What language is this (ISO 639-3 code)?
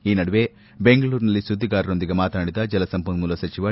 kan